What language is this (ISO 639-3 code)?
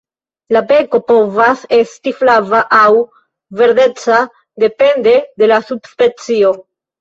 epo